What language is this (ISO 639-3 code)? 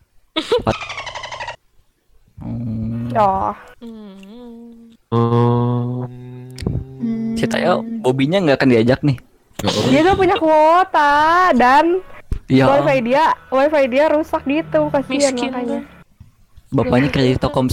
ind